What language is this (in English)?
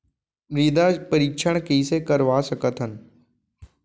Chhattisgarhi